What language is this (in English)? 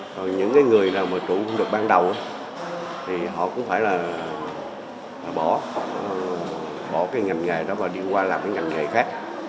Vietnamese